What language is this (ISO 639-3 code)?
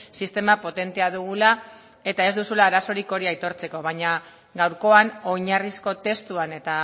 eus